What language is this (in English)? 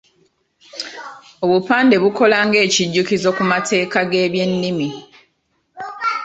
Ganda